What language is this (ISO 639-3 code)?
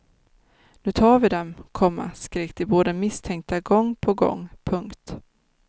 swe